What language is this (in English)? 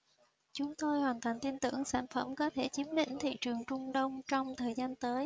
Vietnamese